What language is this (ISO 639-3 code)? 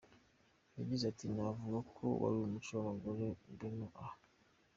kin